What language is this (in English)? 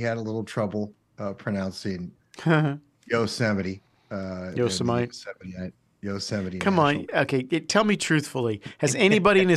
English